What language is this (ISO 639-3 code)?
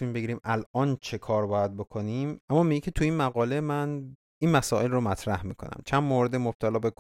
fas